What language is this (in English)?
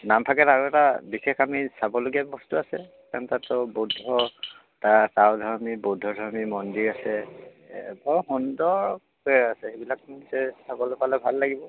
Assamese